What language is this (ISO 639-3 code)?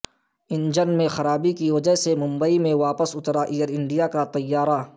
urd